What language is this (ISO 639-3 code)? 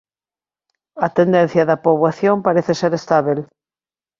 glg